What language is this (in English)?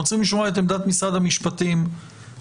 Hebrew